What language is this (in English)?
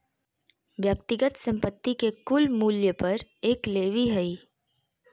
Magahi